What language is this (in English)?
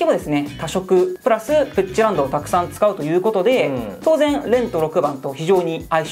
Japanese